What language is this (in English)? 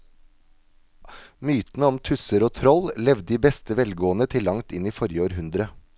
Norwegian